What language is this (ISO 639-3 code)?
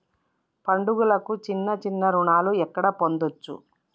tel